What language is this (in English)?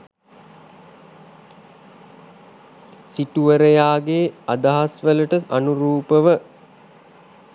Sinhala